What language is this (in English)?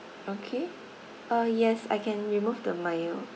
English